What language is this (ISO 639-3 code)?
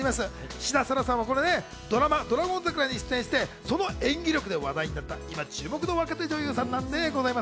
jpn